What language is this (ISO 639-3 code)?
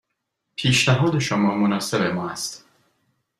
fas